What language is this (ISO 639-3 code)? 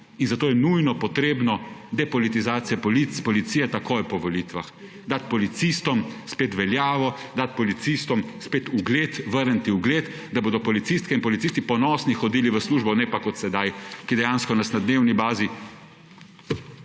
slv